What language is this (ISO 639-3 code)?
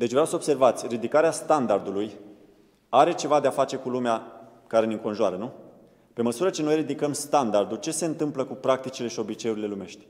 ron